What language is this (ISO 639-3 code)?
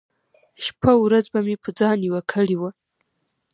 pus